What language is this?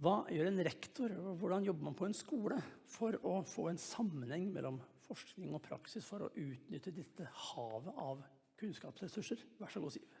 Norwegian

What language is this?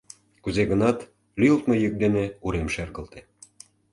Mari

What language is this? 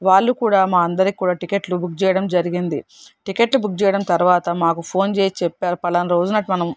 Telugu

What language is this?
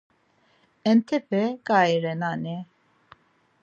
Laz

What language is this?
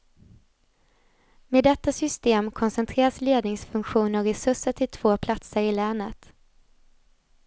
Swedish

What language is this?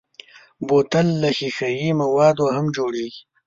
Pashto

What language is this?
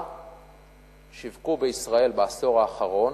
Hebrew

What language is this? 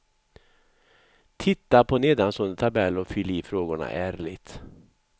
Swedish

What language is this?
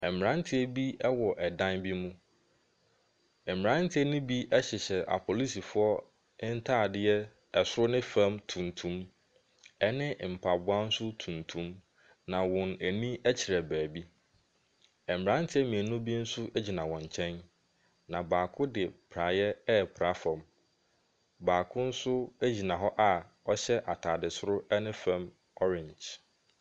Akan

